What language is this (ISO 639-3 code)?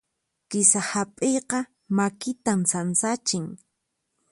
qxp